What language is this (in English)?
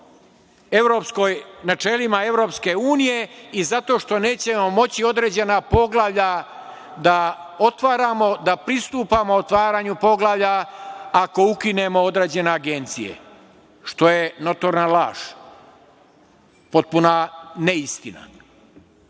Serbian